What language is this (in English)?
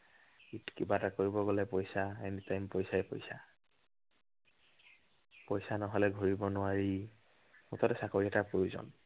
Assamese